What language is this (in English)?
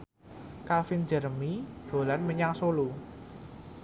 Javanese